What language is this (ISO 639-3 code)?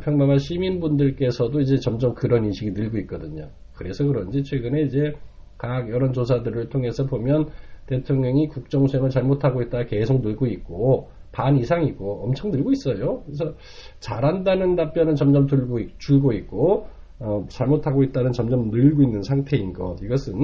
kor